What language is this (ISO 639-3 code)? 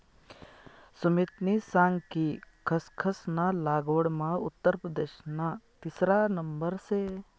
mar